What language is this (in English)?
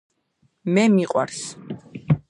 Georgian